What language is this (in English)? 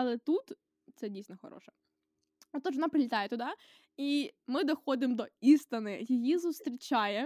Ukrainian